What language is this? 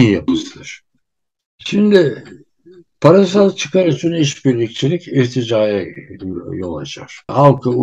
Turkish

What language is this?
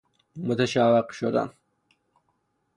Persian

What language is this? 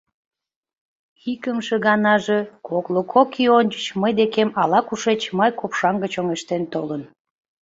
Mari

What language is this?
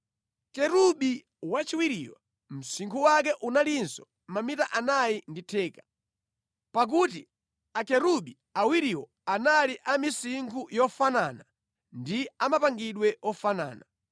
Nyanja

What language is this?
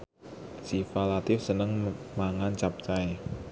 Javanese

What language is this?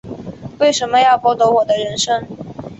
Chinese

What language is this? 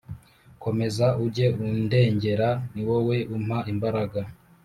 Kinyarwanda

